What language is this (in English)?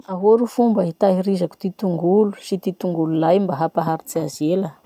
Masikoro Malagasy